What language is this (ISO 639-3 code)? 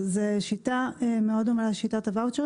heb